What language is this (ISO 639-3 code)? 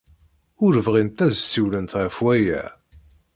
kab